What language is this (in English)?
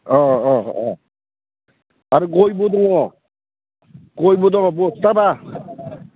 Bodo